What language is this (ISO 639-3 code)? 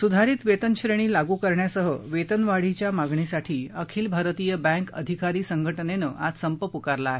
mar